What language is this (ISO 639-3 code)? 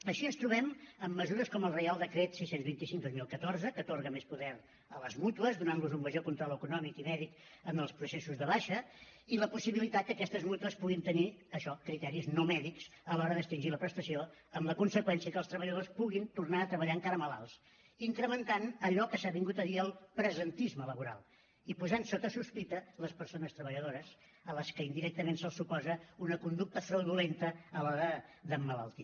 cat